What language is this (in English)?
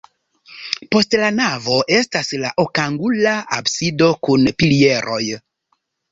Esperanto